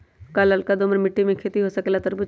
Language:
Magahi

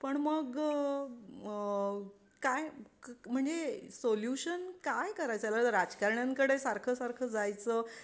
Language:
Marathi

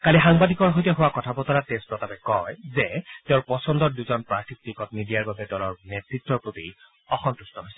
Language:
Assamese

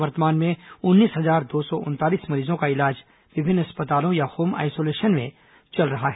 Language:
Hindi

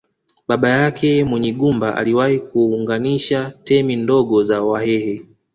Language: Swahili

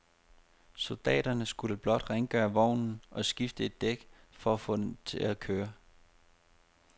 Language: Danish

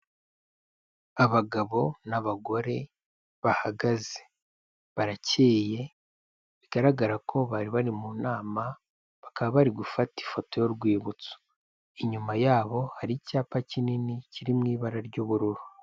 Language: Kinyarwanda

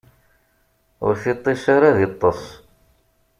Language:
Kabyle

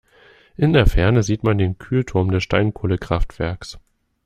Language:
German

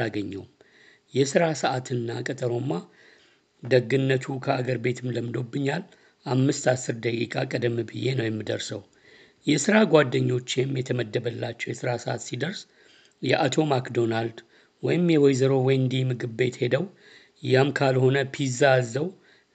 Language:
Amharic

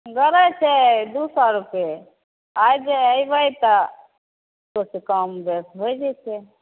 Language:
Maithili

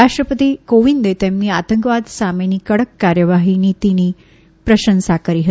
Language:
Gujarati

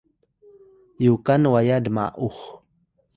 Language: Atayal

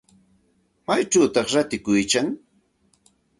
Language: Santa Ana de Tusi Pasco Quechua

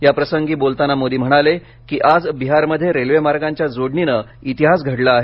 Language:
Marathi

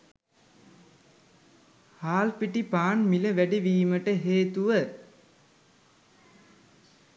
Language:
Sinhala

